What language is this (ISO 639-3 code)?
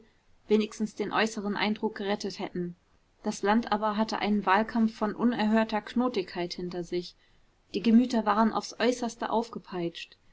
deu